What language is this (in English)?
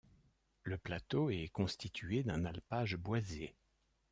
French